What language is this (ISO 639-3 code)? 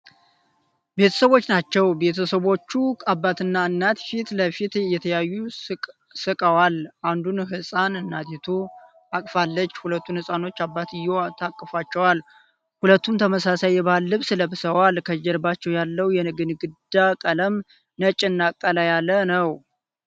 amh